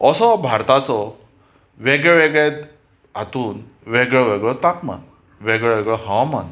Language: Konkani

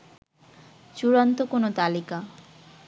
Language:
Bangla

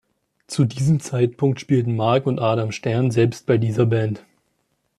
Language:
German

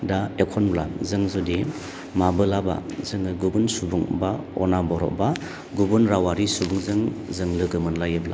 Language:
Bodo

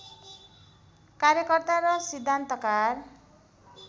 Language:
Nepali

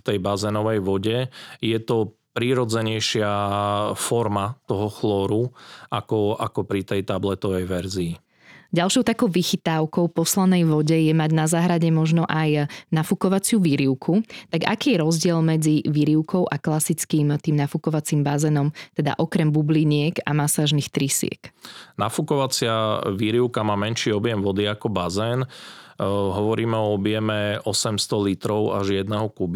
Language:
Slovak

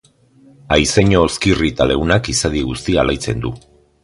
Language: Basque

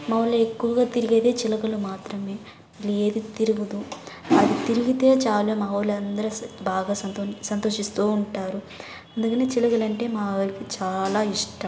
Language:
Telugu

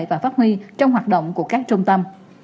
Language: Vietnamese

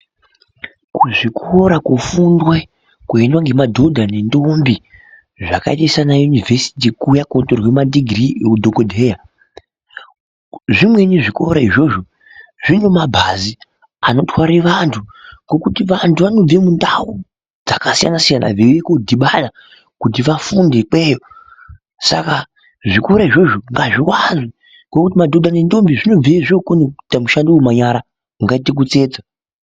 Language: Ndau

